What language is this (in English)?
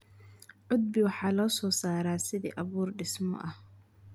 Somali